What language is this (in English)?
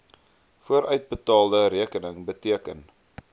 Afrikaans